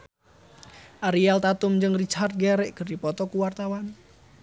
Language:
Sundanese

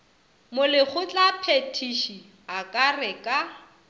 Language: Northern Sotho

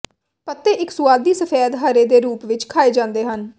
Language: Punjabi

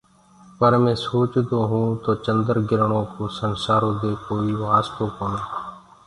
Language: Gurgula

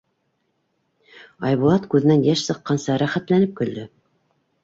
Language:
Bashkir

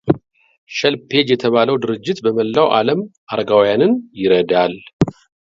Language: Amharic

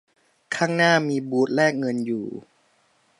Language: Thai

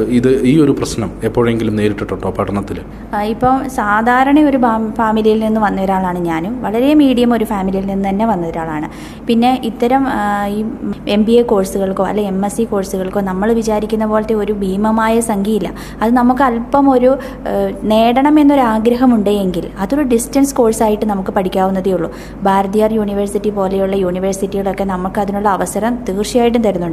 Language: Malayalam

